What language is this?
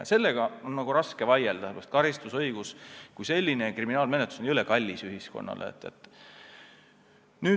Estonian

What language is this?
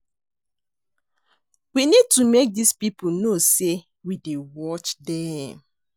Nigerian Pidgin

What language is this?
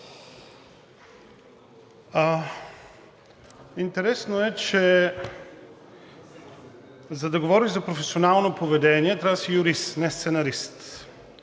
Bulgarian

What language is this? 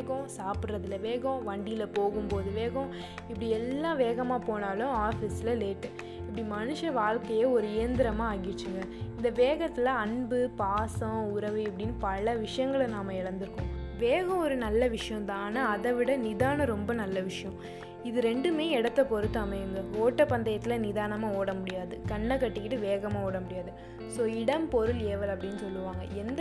Tamil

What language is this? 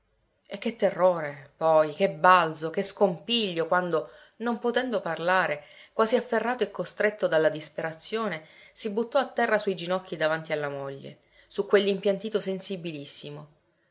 Italian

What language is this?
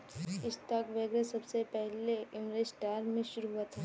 Hindi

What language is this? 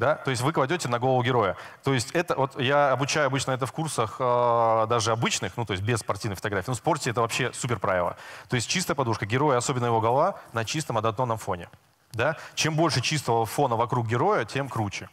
Russian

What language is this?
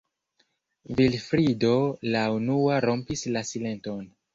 Esperanto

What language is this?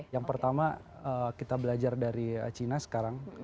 Indonesian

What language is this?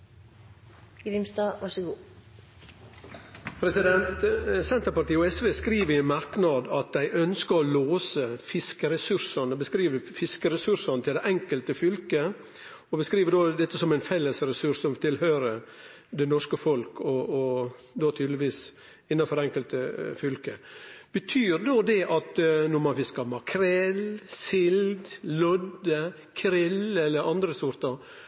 Norwegian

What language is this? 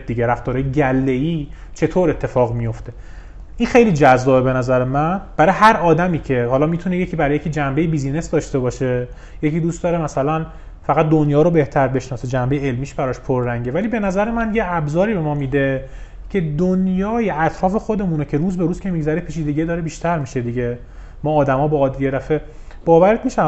Persian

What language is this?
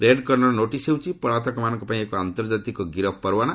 Odia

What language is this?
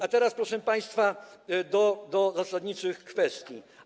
Polish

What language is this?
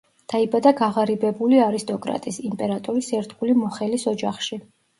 Georgian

